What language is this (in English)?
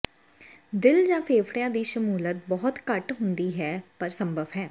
Punjabi